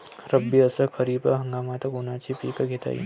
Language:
Marathi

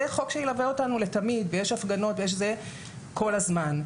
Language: Hebrew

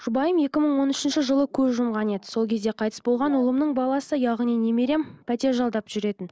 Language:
Kazakh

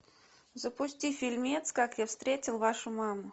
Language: Russian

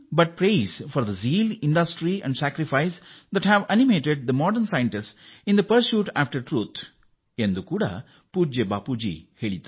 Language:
Kannada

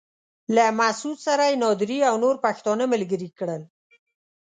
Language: Pashto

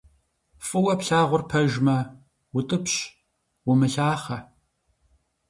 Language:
Kabardian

